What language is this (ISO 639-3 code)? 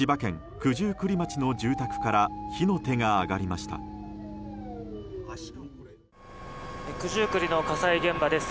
jpn